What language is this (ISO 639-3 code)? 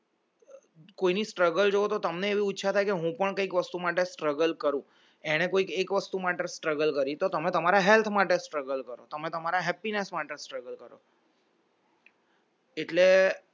guj